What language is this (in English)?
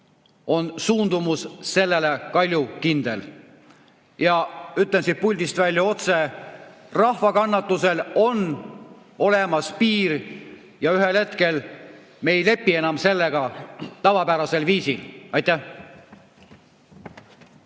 Estonian